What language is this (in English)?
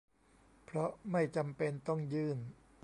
Thai